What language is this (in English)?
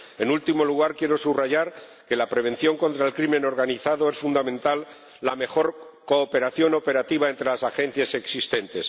Spanish